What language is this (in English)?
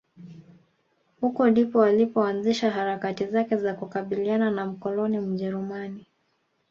Swahili